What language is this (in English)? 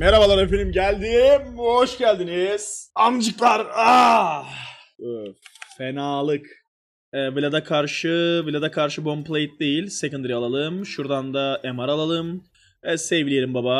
Turkish